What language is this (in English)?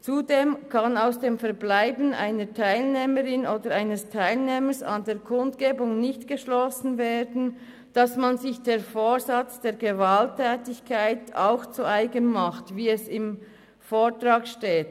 Swiss German